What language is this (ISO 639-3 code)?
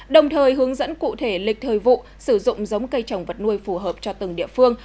vie